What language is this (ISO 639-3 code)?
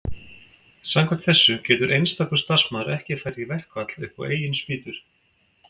isl